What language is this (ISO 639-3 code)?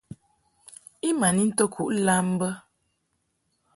mhk